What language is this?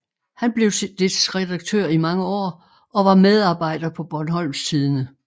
Danish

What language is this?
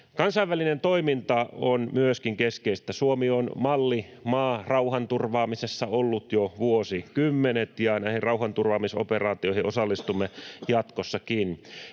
Finnish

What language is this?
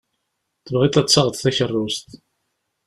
Kabyle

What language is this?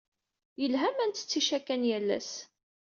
Kabyle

